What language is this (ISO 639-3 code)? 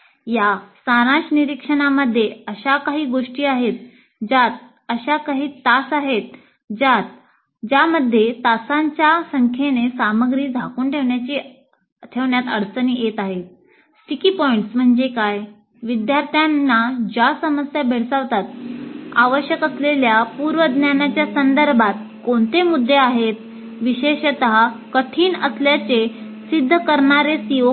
mar